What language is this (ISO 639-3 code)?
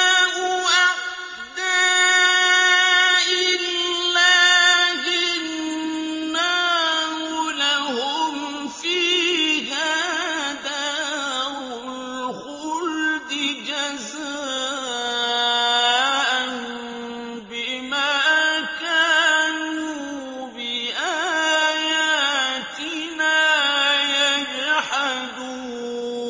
ara